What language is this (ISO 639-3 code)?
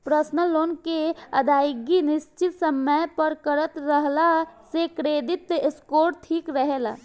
bho